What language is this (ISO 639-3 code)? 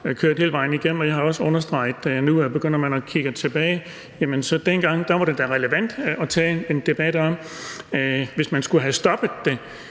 dan